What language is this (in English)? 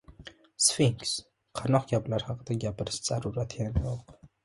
Uzbek